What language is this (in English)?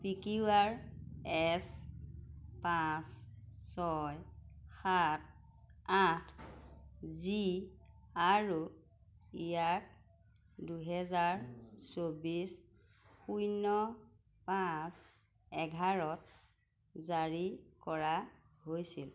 Assamese